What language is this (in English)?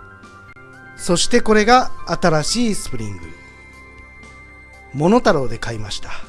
Japanese